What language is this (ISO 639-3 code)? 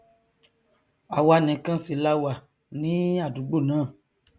yor